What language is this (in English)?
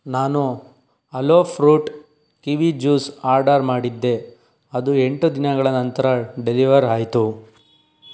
Kannada